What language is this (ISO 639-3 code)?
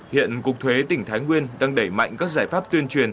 vie